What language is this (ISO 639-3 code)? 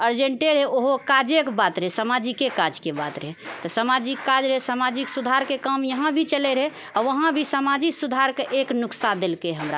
mai